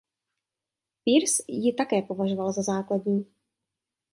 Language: Czech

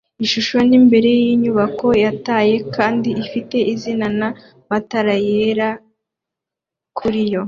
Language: Kinyarwanda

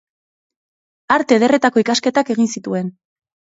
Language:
Basque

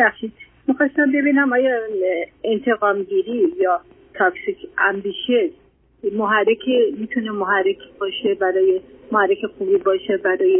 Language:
Persian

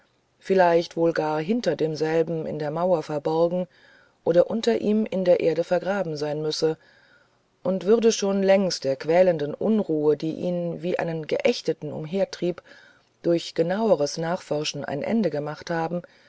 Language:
German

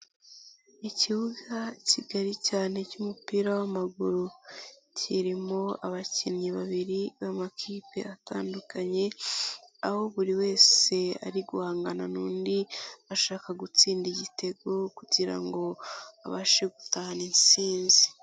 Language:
Kinyarwanda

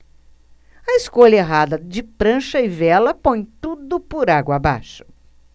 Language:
Portuguese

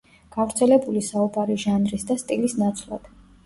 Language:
Georgian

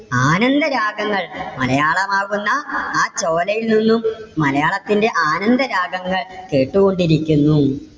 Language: Malayalam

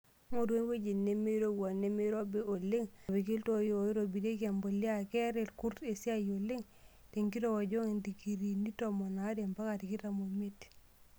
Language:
Masai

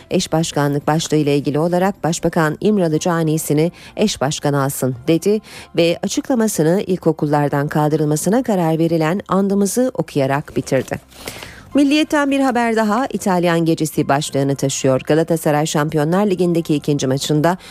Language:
Turkish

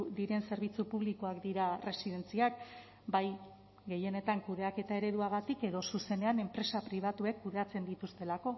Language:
Basque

